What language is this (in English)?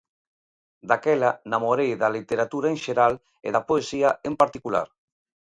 Galician